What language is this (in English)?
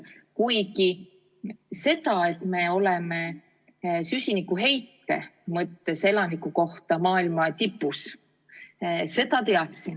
Estonian